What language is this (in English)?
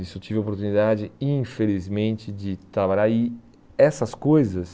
Portuguese